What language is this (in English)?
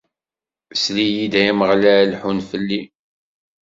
Kabyle